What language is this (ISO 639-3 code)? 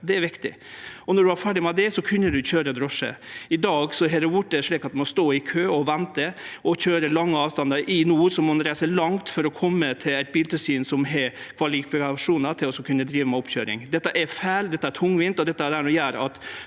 nor